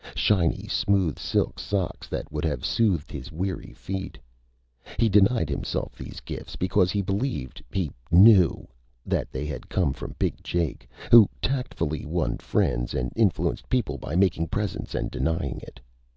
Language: English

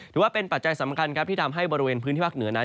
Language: Thai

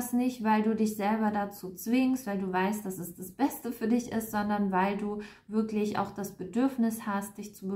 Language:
German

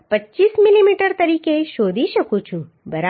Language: Gujarati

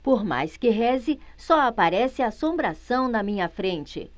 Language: Portuguese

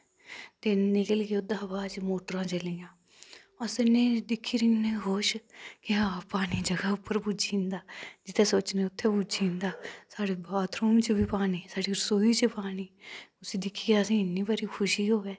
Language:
Dogri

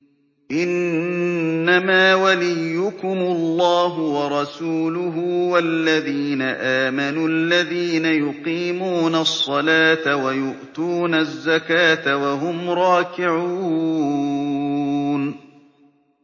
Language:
Arabic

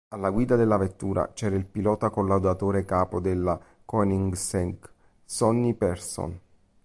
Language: Italian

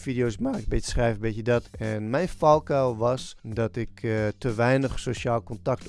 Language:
Dutch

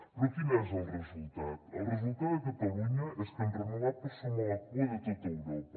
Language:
Catalan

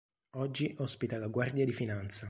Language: Italian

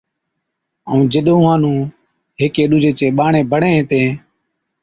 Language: Od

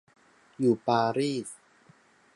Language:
Thai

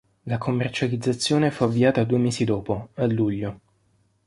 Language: Italian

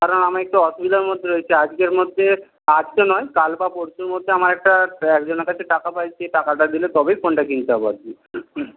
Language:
Bangla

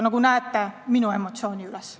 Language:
Estonian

